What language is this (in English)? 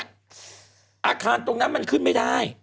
Thai